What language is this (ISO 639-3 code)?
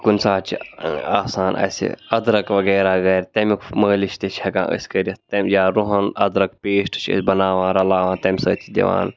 kas